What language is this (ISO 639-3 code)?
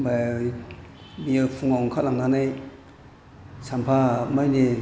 brx